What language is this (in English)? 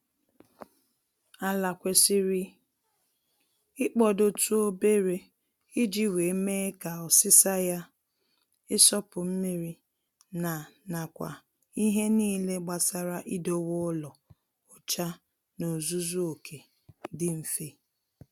Igbo